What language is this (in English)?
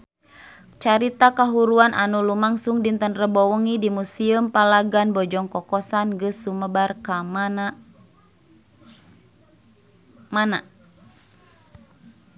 Sundanese